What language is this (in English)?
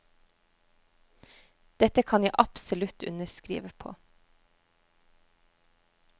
Norwegian